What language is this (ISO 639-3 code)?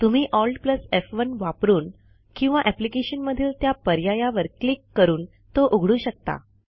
mar